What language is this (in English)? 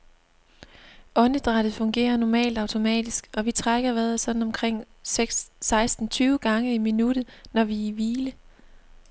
Danish